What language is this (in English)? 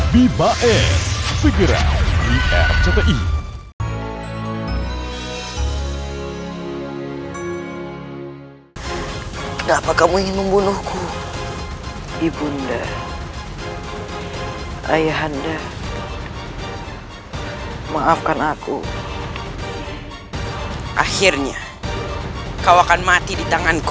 Indonesian